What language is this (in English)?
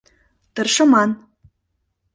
Mari